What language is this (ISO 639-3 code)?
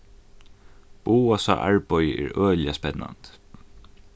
fao